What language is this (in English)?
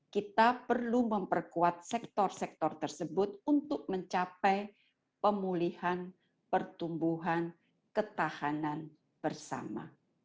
Indonesian